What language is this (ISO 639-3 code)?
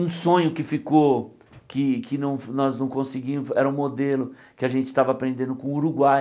por